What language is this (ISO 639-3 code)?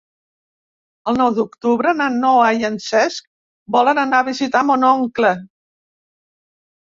cat